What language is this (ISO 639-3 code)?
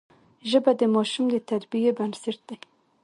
pus